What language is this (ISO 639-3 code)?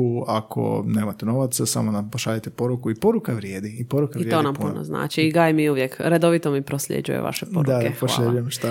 hrv